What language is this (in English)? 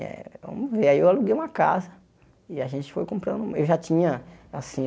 Portuguese